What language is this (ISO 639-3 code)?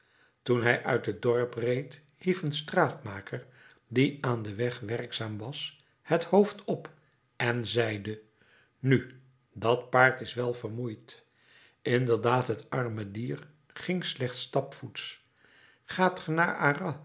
nld